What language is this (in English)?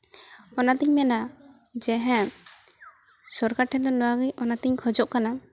Santali